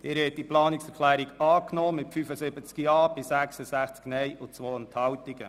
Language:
Swiss German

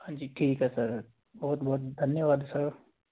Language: Punjabi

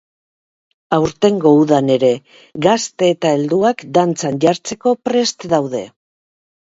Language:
Basque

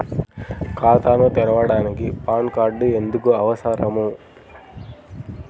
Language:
Telugu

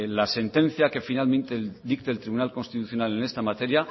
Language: Spanish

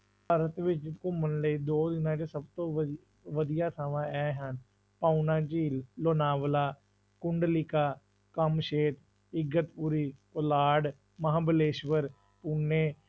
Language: Punjabi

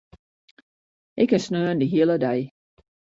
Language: Western Frisian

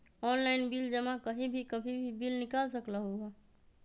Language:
Magahi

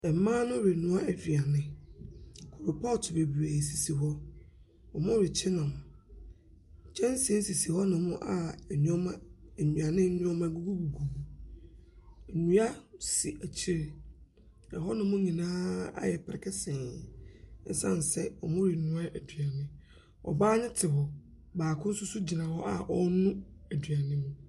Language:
Akan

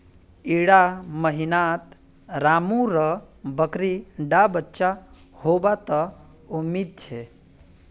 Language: Magahi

